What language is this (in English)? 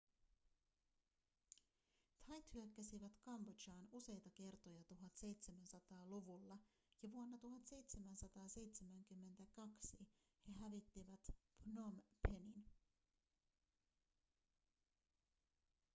Finnish